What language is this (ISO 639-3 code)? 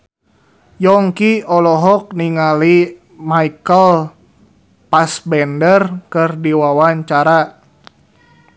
sun